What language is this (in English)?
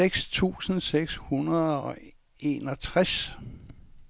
Danish